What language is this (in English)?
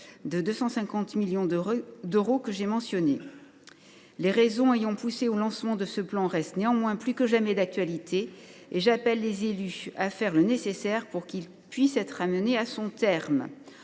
French